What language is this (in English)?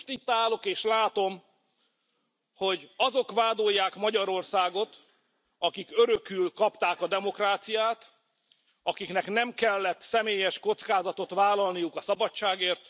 Hungarian